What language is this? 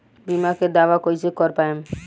Bhojpuri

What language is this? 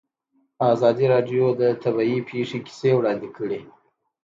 Pashto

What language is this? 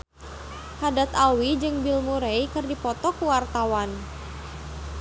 Sundanese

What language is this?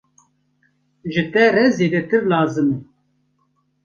Kurdish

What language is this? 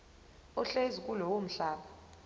Zulu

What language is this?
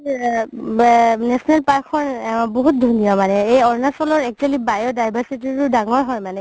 Assamese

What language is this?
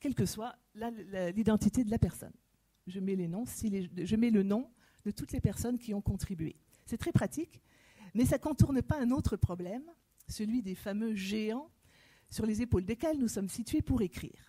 French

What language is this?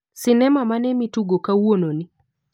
Luo (Kenya and Tanzania)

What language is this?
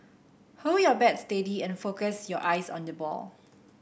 English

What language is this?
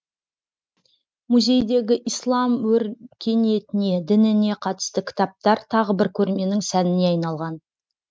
Kazakh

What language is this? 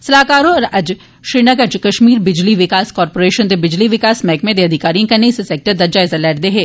Dogri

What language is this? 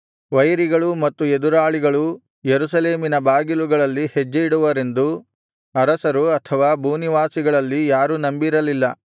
Kannada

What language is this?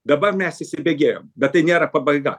Lithuanian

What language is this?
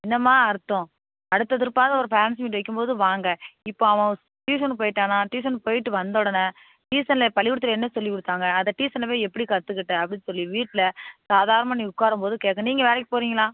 Tamil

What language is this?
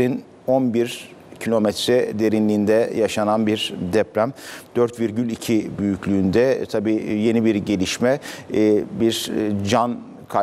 Turkish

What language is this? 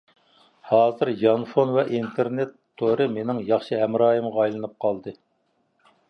Uyghur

